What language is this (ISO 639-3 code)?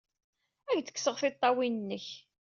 kab